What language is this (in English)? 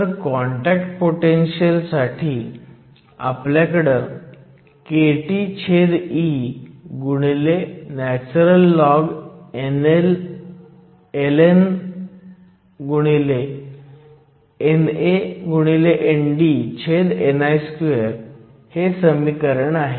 Marathi